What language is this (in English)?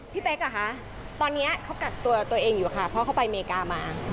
Thai